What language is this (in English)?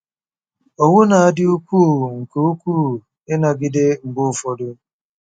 Igbo